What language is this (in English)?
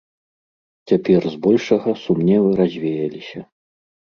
Belarusian